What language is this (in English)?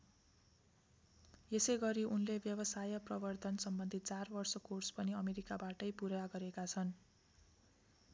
Nepali